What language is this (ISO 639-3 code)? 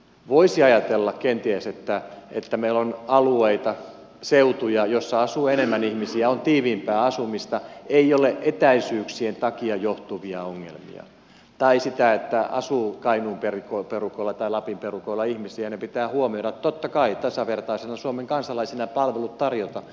fin